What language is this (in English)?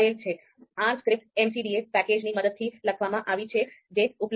Gujarati